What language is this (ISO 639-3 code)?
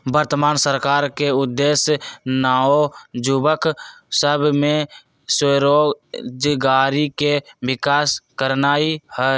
mag